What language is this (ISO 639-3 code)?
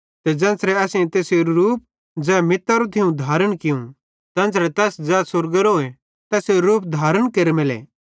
bhd